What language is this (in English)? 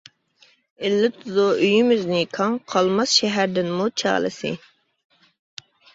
Uyghur